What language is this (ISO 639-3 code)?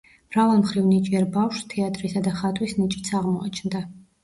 kat